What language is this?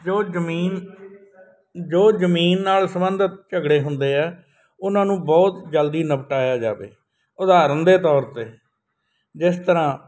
Punjabi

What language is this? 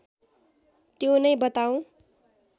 Nepali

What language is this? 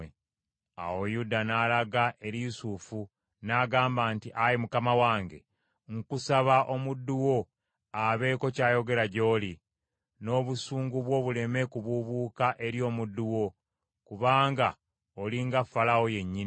Ganda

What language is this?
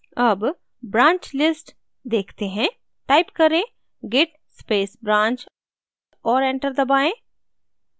Hindi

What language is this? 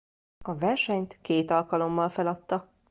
Hungarian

